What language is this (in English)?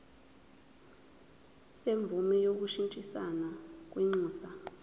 Zulu